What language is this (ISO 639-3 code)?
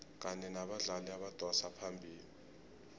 nbl